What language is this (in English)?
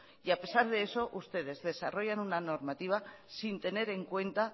Spanish